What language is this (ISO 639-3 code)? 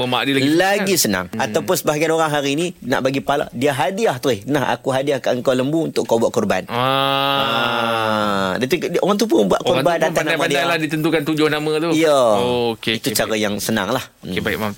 msa